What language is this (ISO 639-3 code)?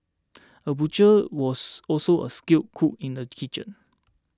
eng